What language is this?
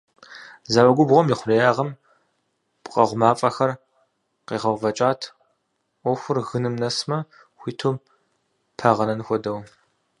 Kabardian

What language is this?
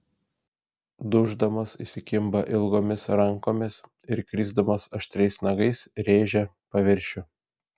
Lithuanian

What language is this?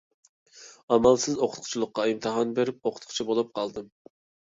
Uyghur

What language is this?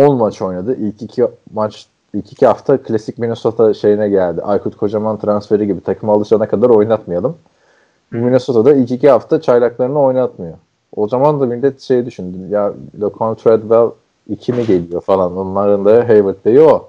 Turkish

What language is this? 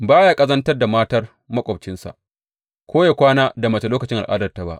Hausa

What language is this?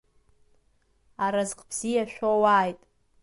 Abkhazian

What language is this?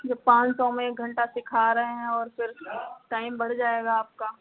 Hindi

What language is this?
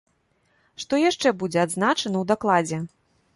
Belarusian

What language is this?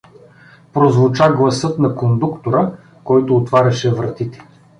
Bulgarian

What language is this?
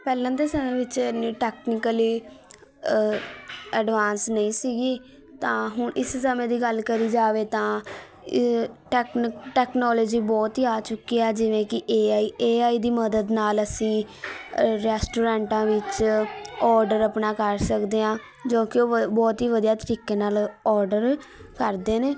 Punjabi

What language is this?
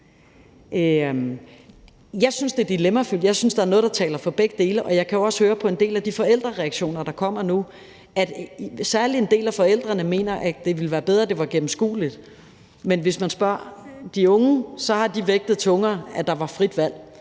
Danish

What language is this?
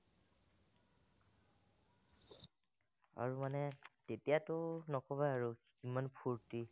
Assamese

